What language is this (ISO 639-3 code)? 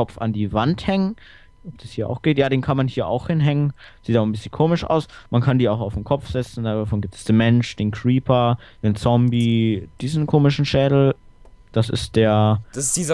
deu